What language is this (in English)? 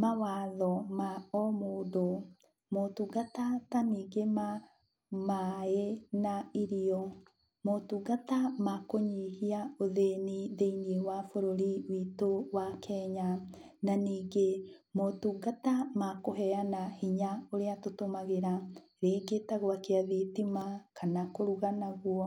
Kikuyu